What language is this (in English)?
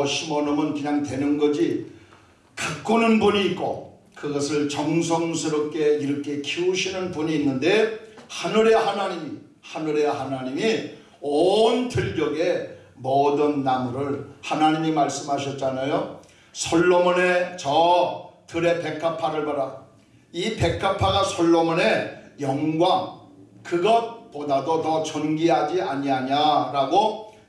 Korean